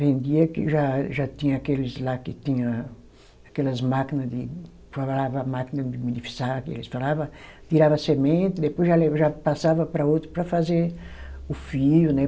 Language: Portuguese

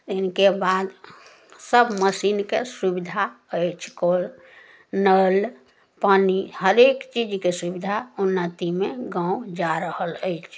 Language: Maithili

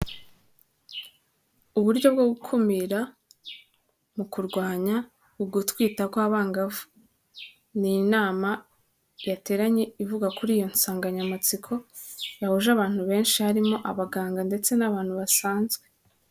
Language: Kinyarwanda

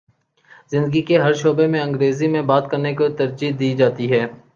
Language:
Urdu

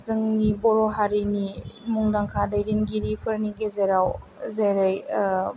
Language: Bodo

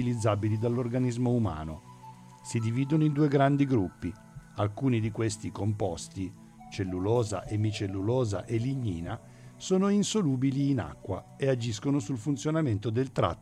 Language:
Italian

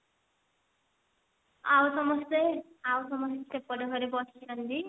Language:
Odia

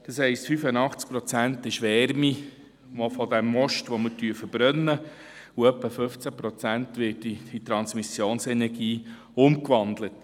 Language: Swiss German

